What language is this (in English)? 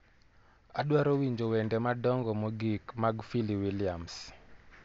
Luo (Kenya and Tanzania)